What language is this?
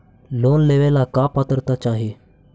Magahi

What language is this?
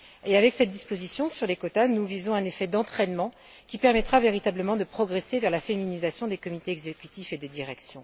French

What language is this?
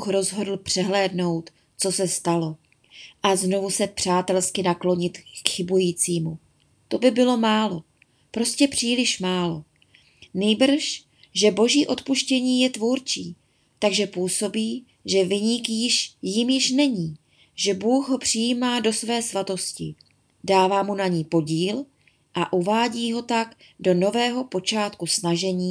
Czech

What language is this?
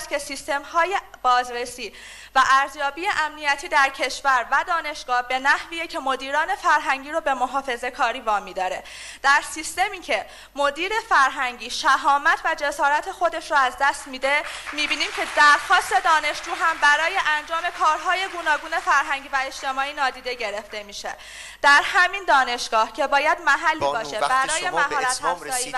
Persian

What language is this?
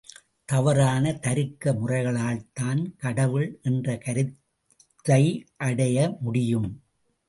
Tamil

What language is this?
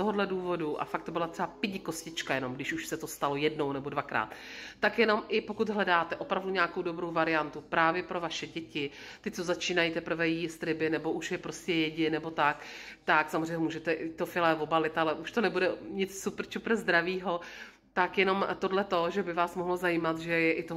Czech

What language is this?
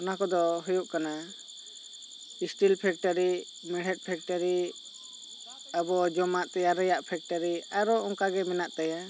Santali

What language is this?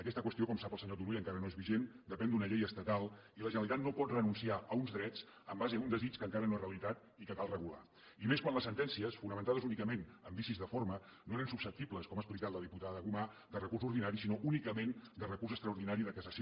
Catalan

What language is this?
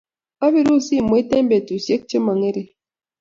Kalenjin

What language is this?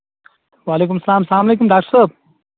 Kashmiri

